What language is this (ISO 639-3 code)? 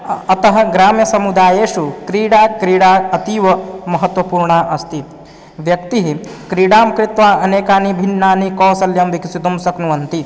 san